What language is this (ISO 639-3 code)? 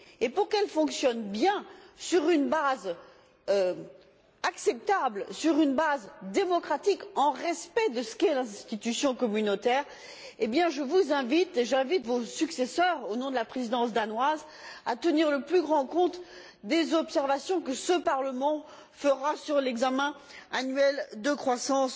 fra